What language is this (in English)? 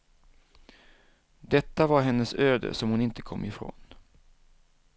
Swedish